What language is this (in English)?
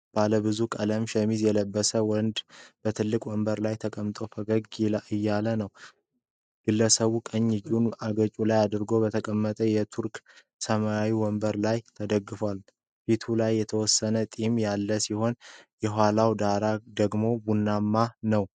Amharic